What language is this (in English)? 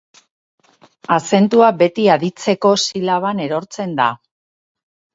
Basque